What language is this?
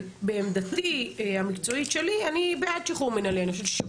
Hebrew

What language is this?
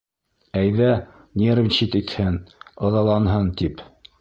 Bashkir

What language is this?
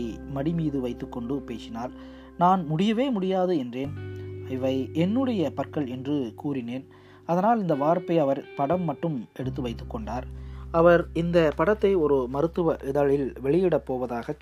Tamil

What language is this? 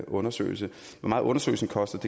Danish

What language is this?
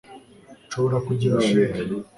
Kinyarwanda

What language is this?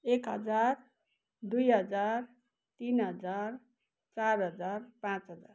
Nepali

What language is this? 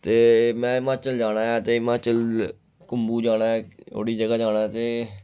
Dogri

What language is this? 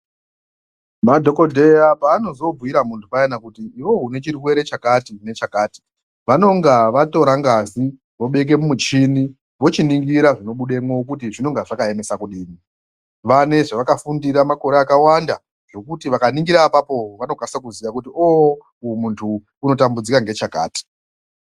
Ndau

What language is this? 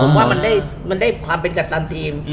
Thai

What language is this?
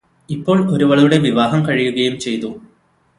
Malayalam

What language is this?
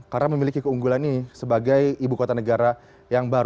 Indonesian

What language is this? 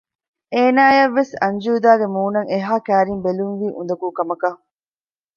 Divehi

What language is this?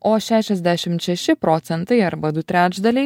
Lithuanian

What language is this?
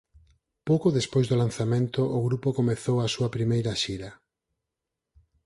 Galician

